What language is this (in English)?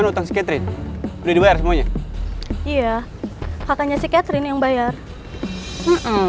Indonesian